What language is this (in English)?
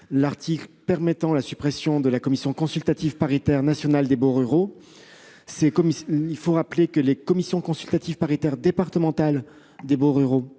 French